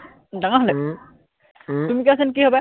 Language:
Assamese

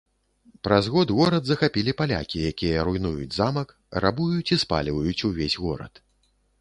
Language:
Belarusian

